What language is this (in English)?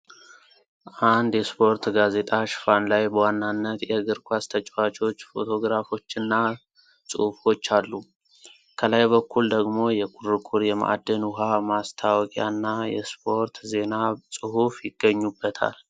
Amharic